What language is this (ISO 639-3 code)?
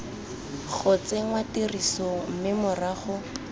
tsn